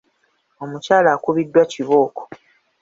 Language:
Ganda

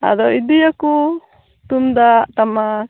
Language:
Santali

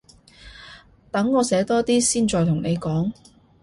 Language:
Cantonese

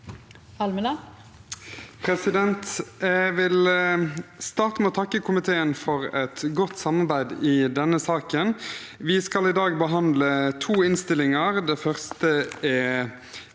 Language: Norwegian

